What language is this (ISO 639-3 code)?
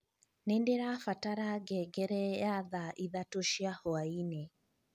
kik